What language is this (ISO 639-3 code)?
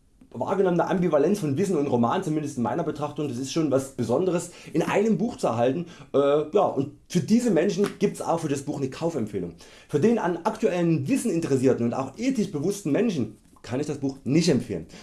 deu